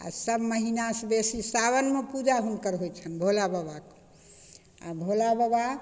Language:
Maithili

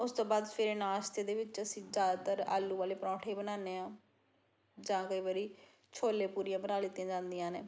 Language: Punjabi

